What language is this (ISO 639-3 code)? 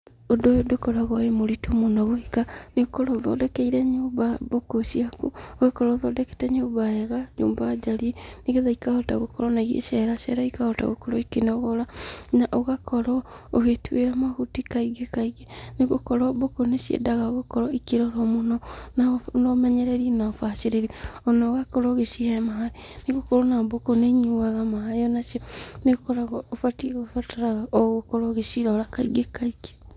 kik